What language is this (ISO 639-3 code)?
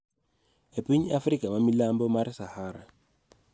luo